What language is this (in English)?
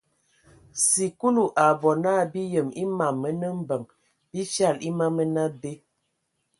Ewondo